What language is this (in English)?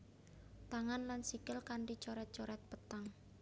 Javanese